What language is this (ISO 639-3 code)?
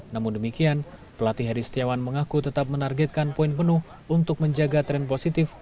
ind